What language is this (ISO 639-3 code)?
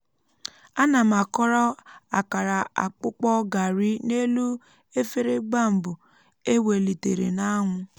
ibo